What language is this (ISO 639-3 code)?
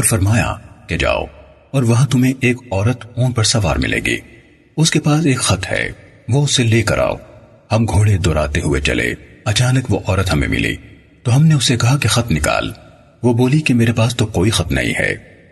urd